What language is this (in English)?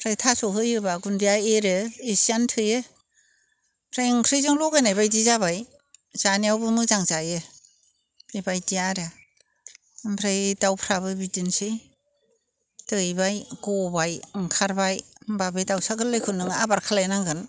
Bodo